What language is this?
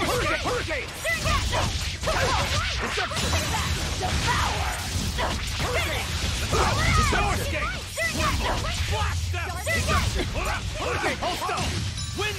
English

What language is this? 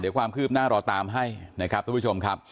Thai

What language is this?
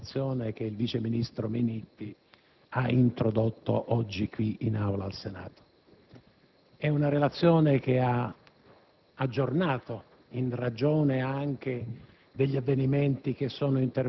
Italian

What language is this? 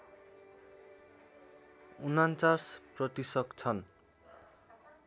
Nepali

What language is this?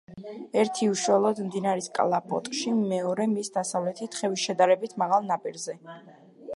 Georgian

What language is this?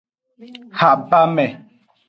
Aja (Benin)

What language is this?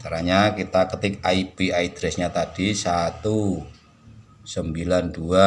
Indonesian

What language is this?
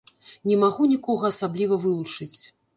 Belarusian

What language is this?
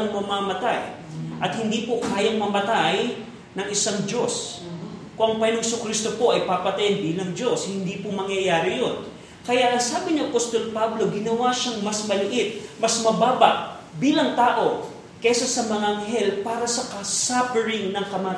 Filipino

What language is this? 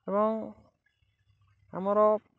Odia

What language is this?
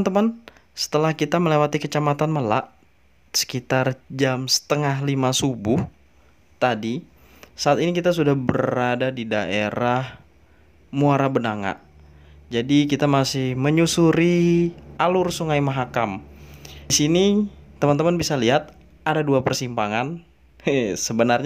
Indonesian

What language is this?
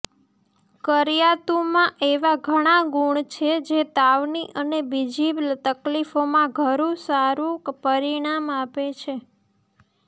Gujarati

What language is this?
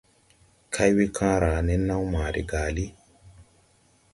Tupuri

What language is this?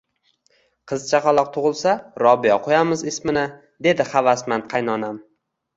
Uzbek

